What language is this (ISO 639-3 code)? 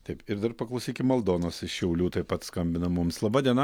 lit